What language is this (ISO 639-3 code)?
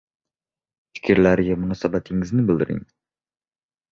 uzb